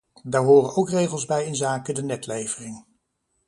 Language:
Dutch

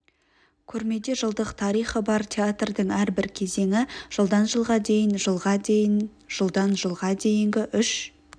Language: Kazakh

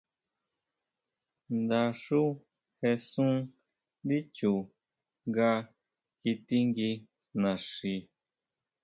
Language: Huautla Mazatec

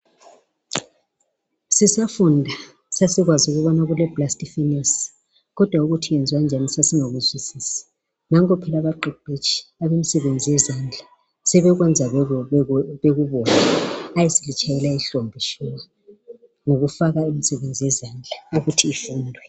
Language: North Ndebele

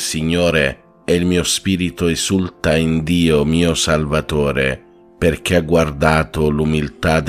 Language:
Italian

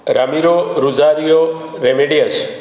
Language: Konkani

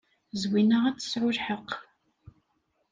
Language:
Kabyle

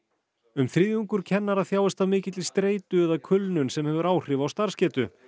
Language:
Icelandic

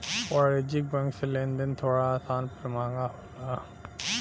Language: Bhojpuri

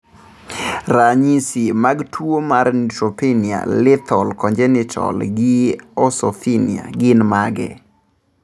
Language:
Luo (Kenya and Tanzania)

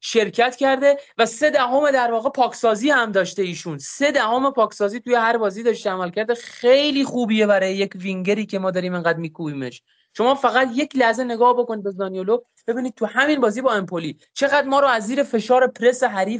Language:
Persian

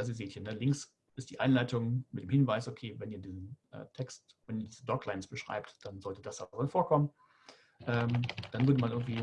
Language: German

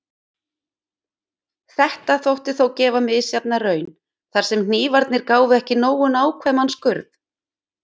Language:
Icelandic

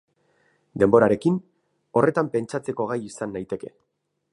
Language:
Basque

